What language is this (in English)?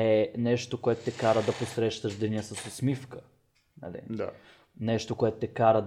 Bulgarian